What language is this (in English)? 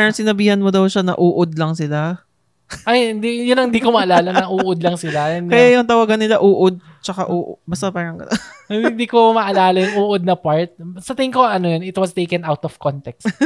Filipino